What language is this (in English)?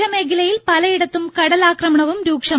Malayalam